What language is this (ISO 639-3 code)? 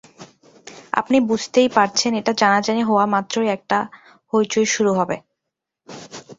ben